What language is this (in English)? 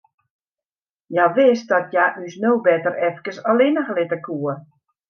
Western Frisian